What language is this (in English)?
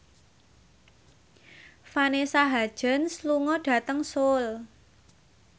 Javanese